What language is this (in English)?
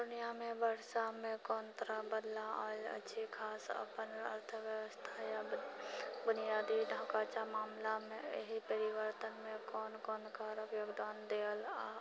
Maithili